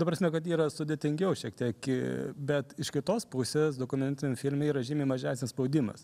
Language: Lithuanian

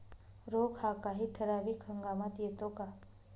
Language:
Marathi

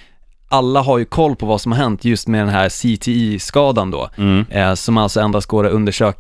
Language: Swedish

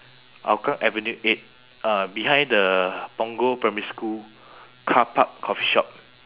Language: English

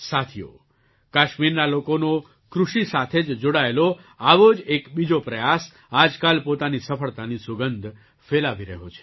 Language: Gujarati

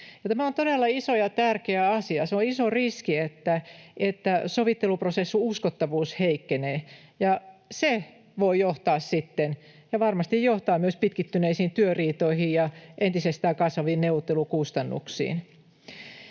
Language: Finnish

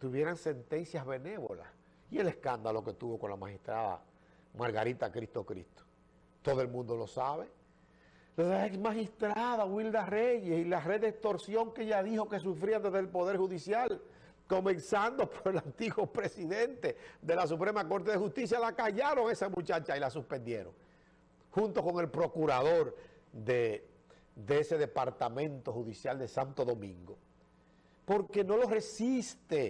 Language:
Spanish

